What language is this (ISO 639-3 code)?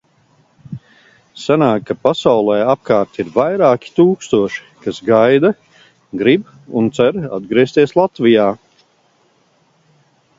lav